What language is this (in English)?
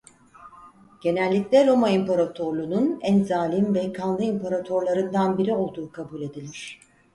Turkish